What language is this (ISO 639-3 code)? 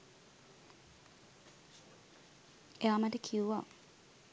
sin